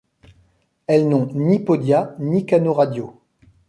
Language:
French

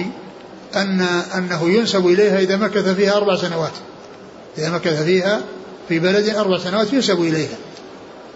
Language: Arabic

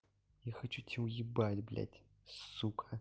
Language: Russian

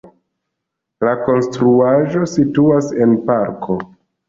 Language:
Esperanto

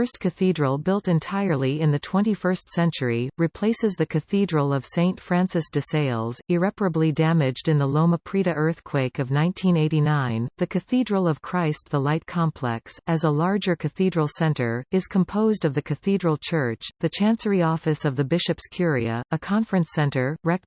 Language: English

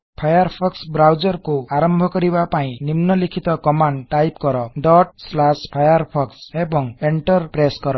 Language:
Odia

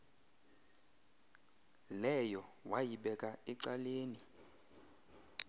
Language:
Xhosa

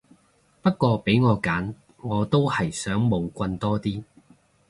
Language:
Cantonese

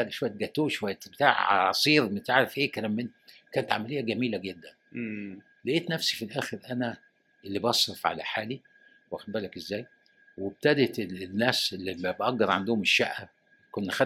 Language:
Arabic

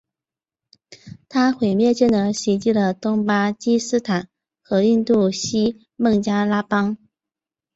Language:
Chinese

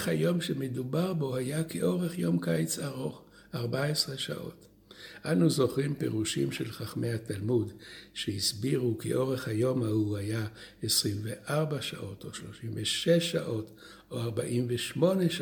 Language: Hebrew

